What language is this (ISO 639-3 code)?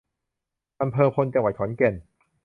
tha